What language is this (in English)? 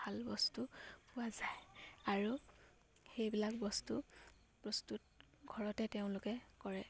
Assamese